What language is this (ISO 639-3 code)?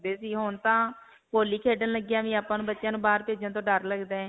pan